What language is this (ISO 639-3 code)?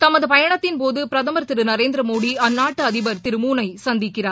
tam